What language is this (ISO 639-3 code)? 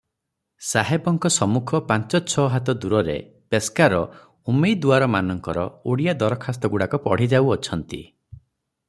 ori